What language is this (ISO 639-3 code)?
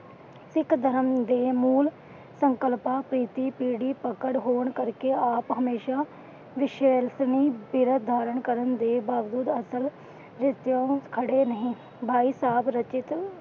pan